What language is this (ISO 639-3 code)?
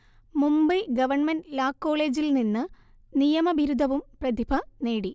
mal